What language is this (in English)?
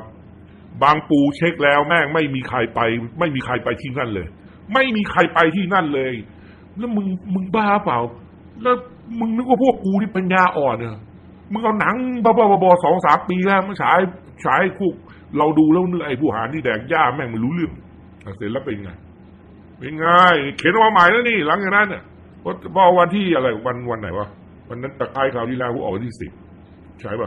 Thai